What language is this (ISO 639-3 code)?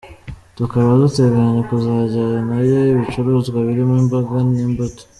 kin